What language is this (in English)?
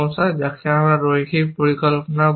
Bangla